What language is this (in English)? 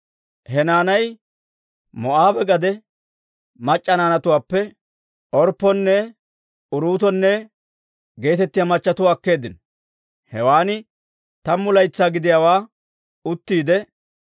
Dawro